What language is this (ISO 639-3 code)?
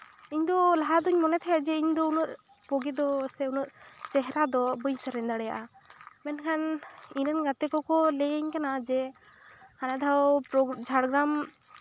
sat